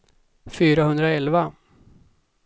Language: Swedish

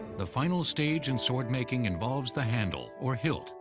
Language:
English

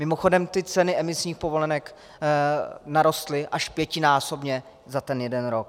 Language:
Czech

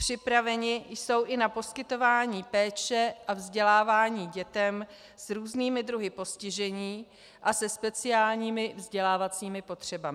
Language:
Czech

